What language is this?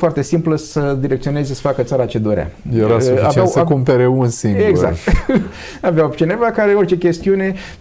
Romanian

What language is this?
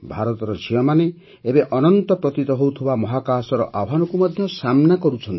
Odia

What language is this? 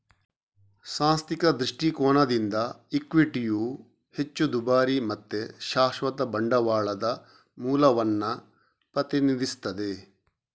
Kannada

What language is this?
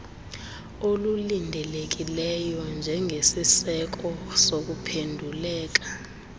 Xhosa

